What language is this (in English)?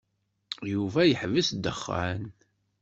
Kabyle